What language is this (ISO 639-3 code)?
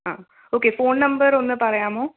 mal